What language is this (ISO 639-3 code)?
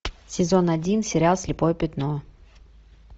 rus